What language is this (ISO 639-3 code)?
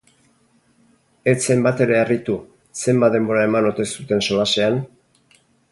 eus